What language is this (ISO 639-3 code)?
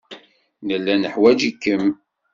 kab